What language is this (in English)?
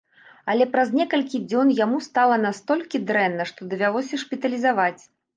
Belarusian